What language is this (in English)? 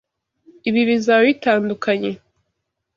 Kinyarwanda